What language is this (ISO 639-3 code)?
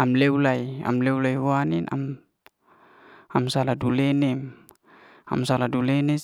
ste